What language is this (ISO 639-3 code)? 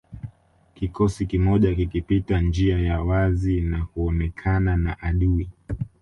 swa